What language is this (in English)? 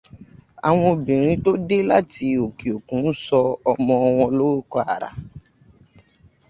Yoruba